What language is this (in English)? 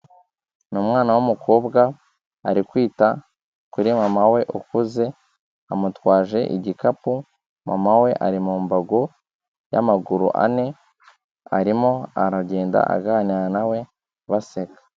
Kinyarwanda